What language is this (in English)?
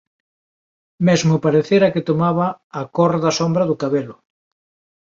Galician